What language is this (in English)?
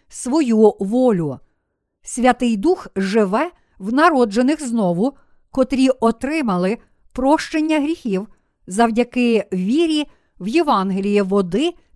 Ukrainian